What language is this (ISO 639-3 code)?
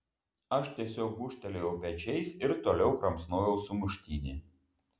lit